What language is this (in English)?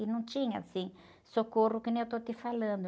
Portuguese